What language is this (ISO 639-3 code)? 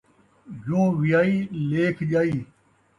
skr